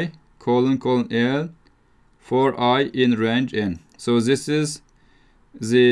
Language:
English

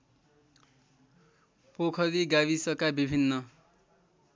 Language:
Nepali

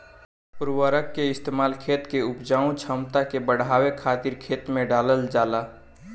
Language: Bhojpuri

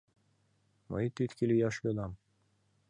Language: Mari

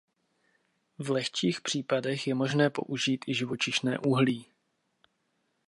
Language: Czech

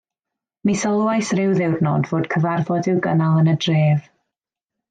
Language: Welsh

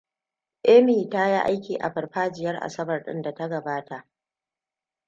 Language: Hausa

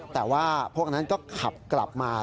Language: Thai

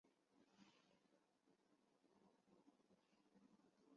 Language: Chinese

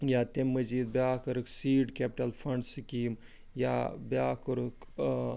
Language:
Kashmiri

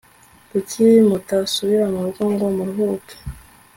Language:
Kinyarwanda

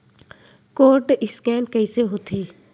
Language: Chhattisgarhi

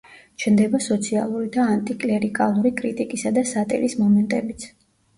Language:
Georgian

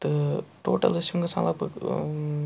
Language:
Kashmiri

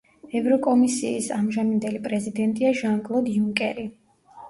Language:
Georgian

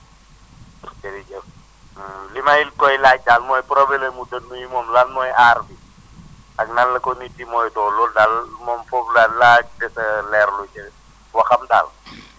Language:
Wolof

